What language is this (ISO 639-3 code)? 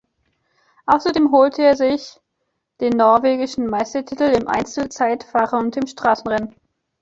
deu